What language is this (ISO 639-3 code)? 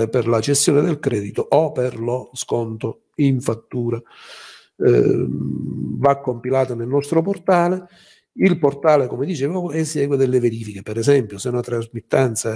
ita